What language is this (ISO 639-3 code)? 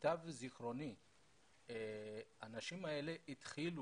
heb